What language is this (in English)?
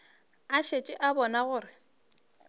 Northern Sotho